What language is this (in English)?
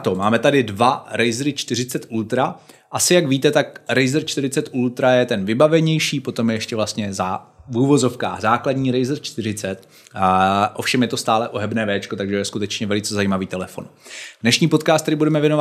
Czech